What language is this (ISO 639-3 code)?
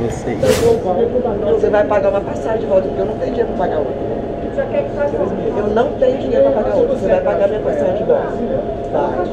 por